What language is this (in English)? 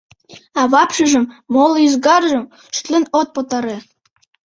Mari